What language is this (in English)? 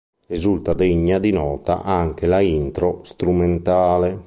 Italian